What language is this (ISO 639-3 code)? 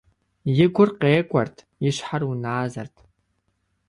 kbd